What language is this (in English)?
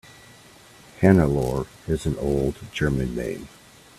English